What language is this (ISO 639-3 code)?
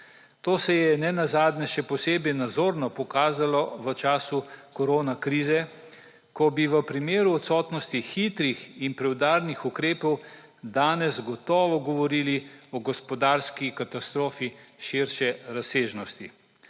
slv